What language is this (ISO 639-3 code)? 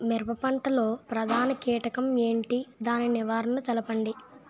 tel